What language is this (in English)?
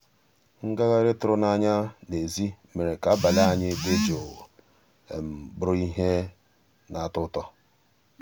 Igbo